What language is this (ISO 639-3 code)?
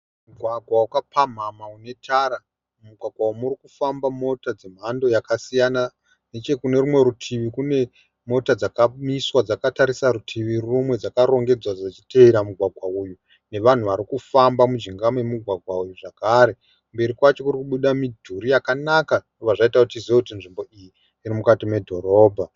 sna